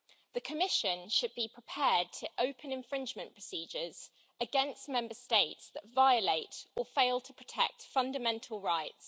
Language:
English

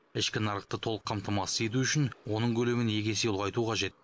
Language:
Kazakh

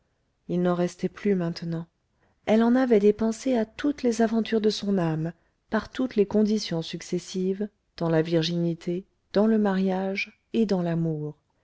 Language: French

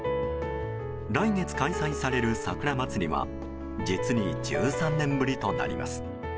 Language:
Japanese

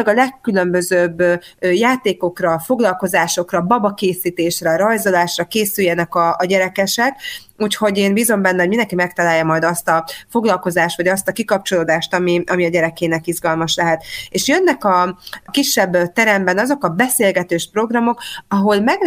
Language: Hungarian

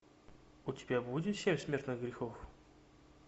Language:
Russian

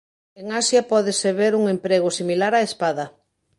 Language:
Galician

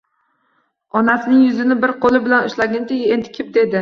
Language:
Uzbek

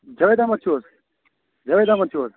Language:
Kashmiri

